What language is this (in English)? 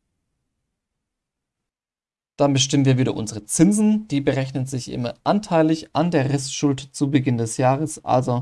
German